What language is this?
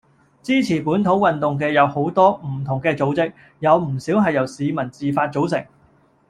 Cantonese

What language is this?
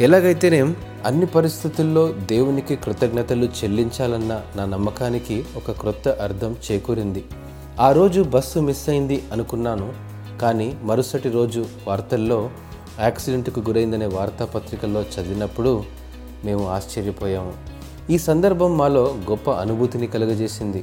Telugu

